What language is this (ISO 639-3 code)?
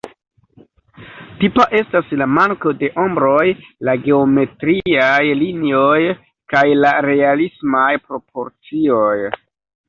epo